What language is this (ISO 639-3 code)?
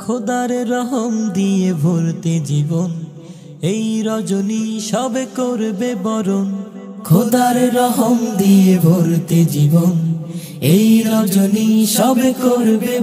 hin